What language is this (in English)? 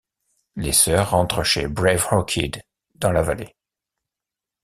French